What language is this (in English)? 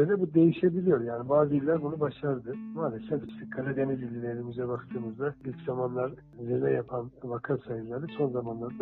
Turkish